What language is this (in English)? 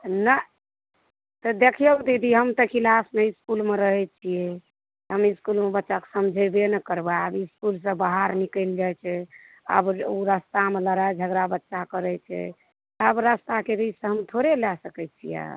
Maithili